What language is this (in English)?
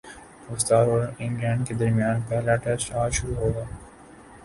Urdu